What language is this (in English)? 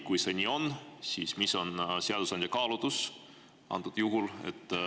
Estonian